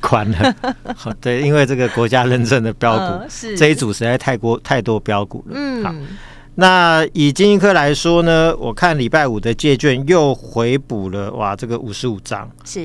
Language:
Chinese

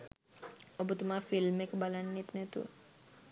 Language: Sinhala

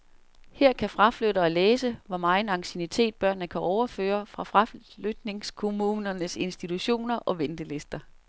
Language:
Danish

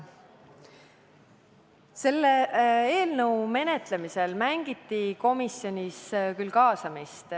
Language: Estonian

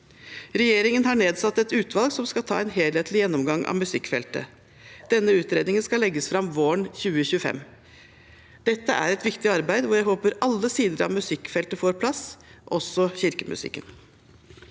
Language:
Norwegian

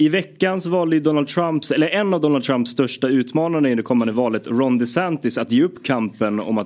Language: Swedish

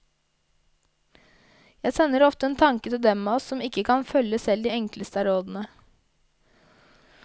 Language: Norwegian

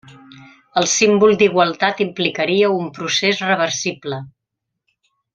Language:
Catalan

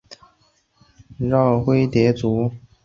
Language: Chinese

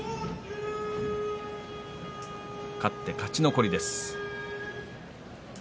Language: Japanese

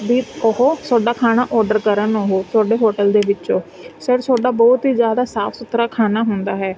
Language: Punjabi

